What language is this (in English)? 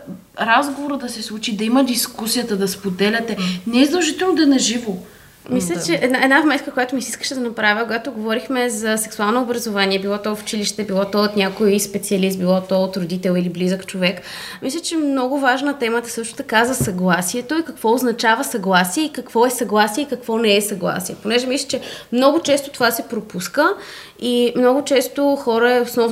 Bulgarian